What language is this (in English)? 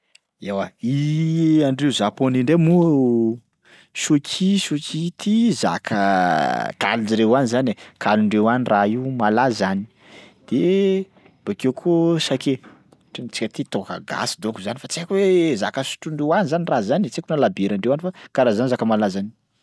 Sakalava Malagasy